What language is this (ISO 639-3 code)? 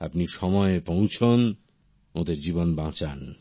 ben